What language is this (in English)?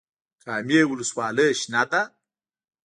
Pashto